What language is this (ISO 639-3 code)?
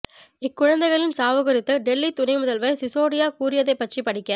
tam